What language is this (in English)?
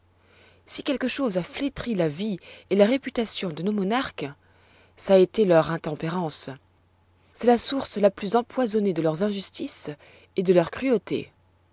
French